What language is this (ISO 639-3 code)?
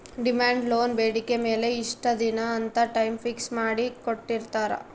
kan